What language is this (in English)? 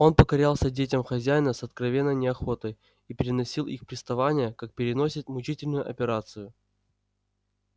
Russian